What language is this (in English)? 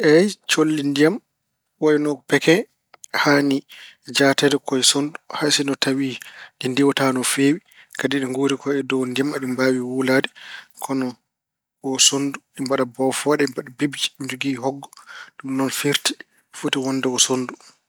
Fula